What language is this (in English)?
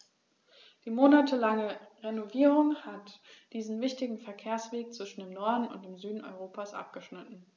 German